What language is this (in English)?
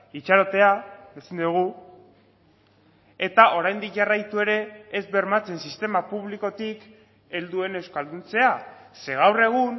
Basque